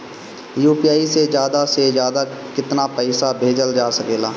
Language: Bhojpuri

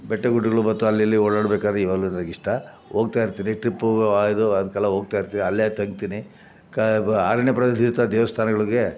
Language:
Kannada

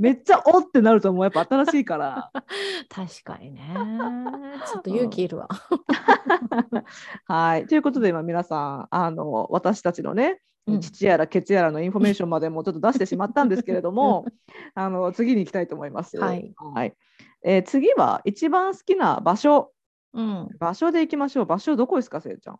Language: Japanese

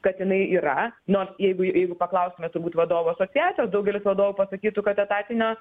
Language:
Lithuanian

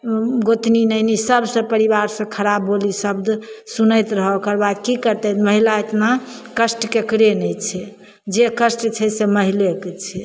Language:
Maithili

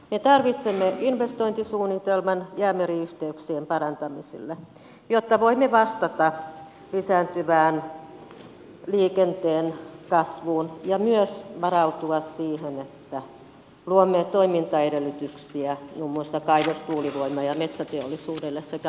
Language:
Finnish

